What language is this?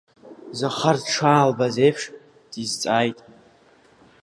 Abkhazian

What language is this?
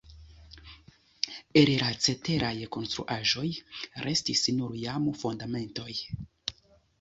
Esperanto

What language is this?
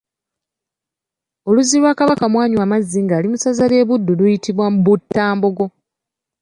Ganda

